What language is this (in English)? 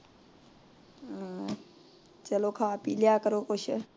Punjabi